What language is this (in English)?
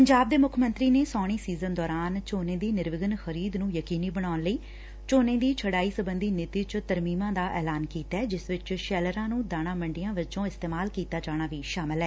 Punjabi